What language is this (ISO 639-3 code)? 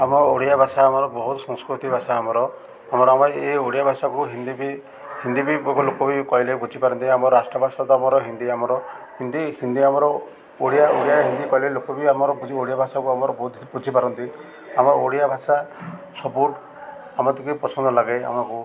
ori